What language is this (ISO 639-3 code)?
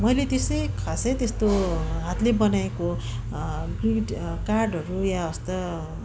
nep